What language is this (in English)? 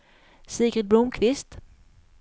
Swedish